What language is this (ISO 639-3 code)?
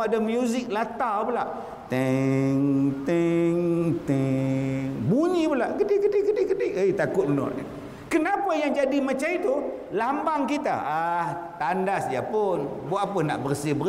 msa